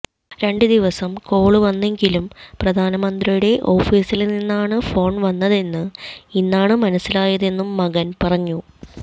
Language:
Malayalam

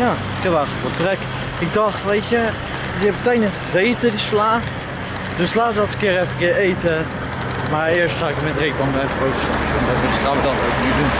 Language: Dutch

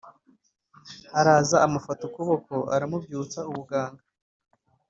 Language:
Kinyarwanda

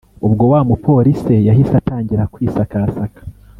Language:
Kinyarwanda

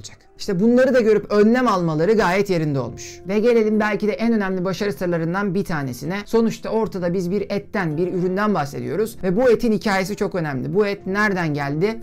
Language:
Turkish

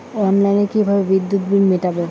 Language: Bangla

